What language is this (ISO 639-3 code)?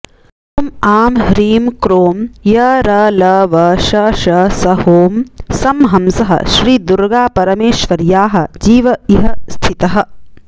san